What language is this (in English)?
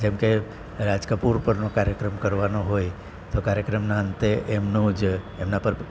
Gujarati